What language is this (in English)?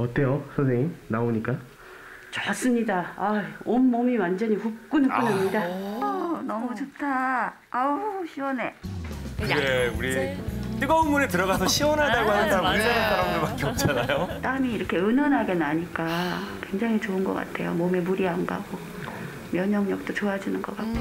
Korean